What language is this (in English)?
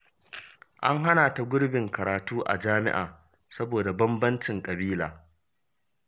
Hausa